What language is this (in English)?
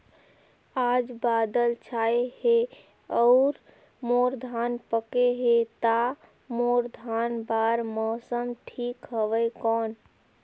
Chhattisgarhi